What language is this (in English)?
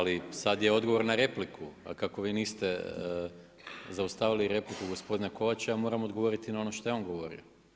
Croatian